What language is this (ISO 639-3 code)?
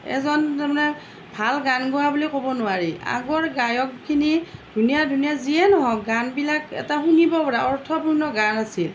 asm